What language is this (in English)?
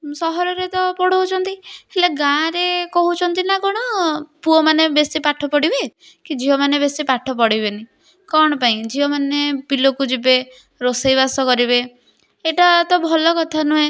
Odia